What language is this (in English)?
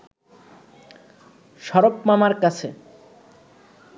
Bangla